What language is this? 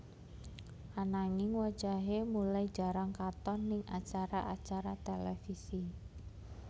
Javanese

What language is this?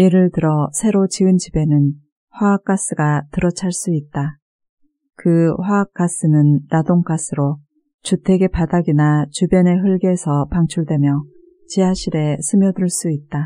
Korean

